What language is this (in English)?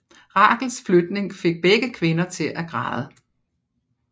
Danish